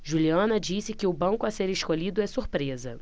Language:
Portuguese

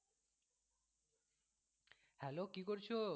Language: Bangla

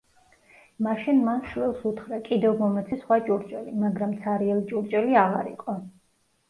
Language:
Georgian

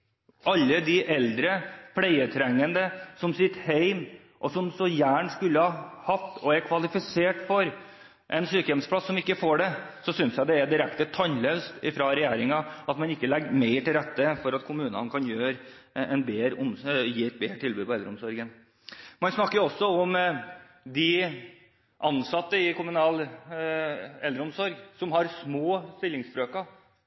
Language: Norwegian Bokmål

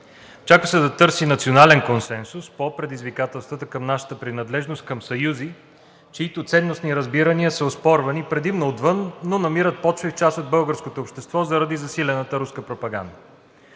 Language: Bulgarian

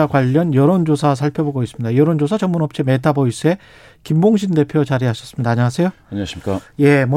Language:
Korean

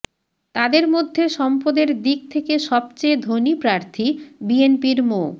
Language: Bangla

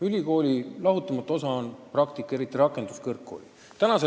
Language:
Estonian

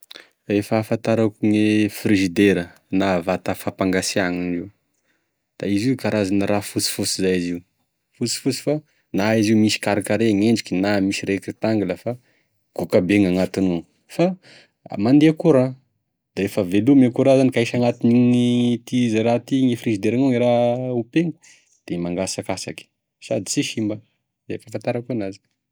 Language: Tesaka Malagasy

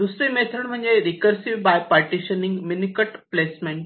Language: Marathi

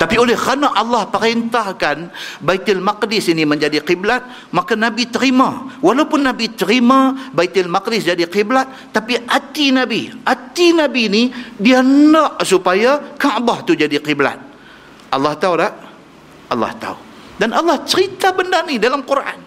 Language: Malay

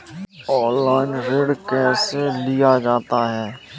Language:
Hindi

